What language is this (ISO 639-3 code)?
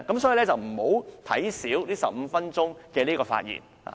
yue